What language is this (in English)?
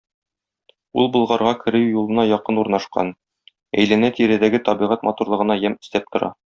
Tatar